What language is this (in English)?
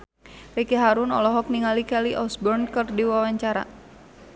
Sundanese